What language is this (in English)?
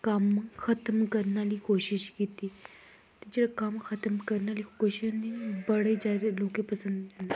Dogri